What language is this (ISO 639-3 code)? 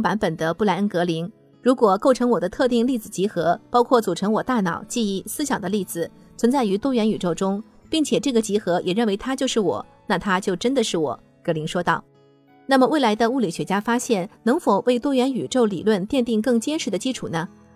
zho